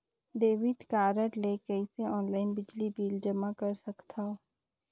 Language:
Chhattisgarhi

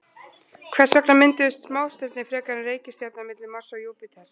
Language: Icelandic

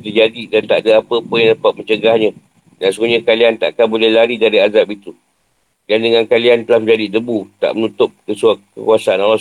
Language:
Malay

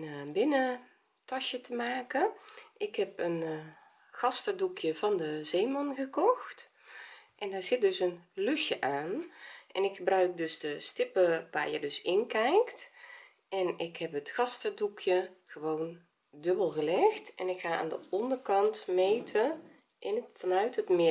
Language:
Dutch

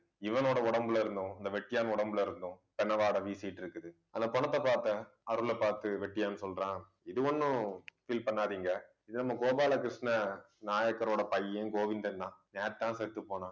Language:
Tamil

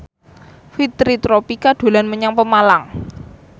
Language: Javanese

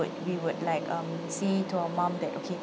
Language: English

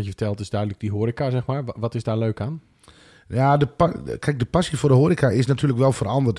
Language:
Dutch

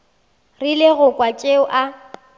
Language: Northern Sotho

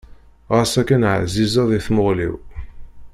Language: Kabyle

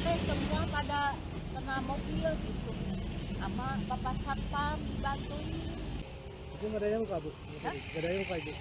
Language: Indonesian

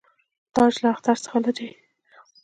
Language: Pashto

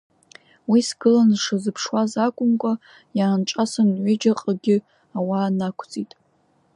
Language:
Abkhazian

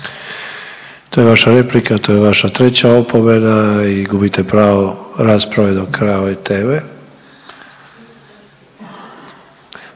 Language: Croatian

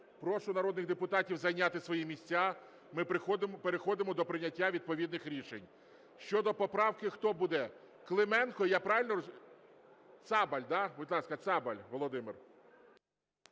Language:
Ukrainian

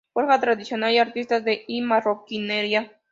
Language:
Spanish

